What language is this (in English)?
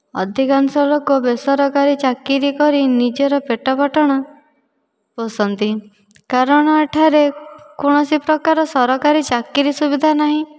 Odia